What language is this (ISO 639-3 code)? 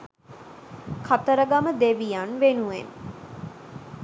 sin